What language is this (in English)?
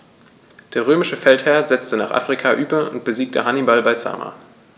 German